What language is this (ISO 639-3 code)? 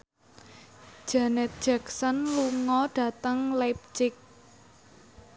jav